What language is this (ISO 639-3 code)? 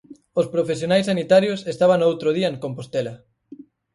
glg